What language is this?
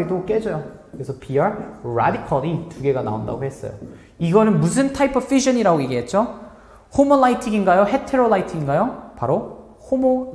Korean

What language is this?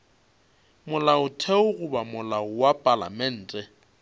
Northern Sotho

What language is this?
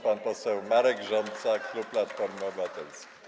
Polish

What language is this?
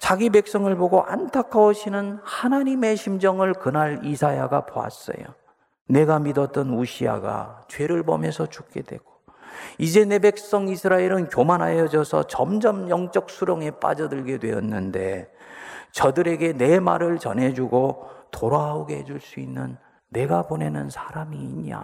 Korean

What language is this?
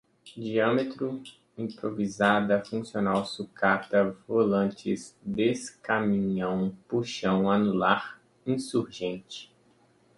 Portuguese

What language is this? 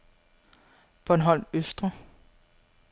Danish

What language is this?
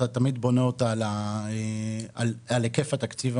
Hebrew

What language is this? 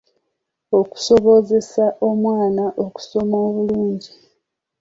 Ganda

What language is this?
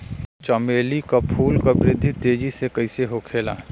Bhojpuri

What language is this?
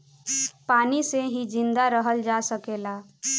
Bhojpuri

